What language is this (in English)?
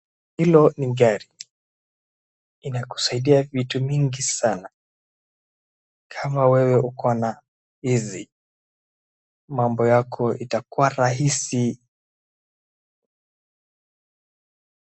Swahili